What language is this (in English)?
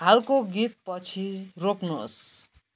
Nepali